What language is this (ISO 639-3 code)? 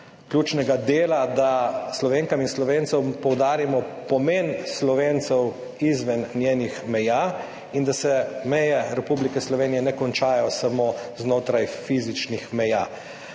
slv